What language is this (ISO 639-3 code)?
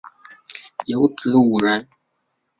zho